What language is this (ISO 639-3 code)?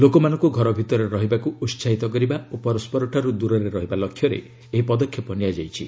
ori